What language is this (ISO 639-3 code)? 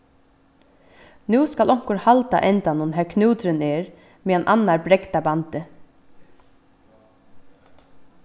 fao